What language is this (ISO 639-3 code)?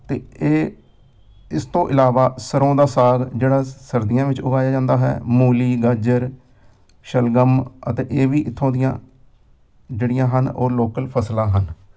pan